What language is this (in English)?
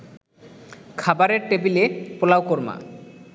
Bangla